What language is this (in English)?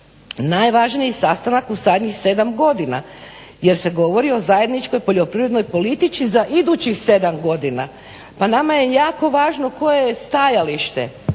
Croatian